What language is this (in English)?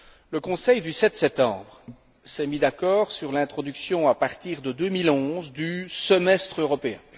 French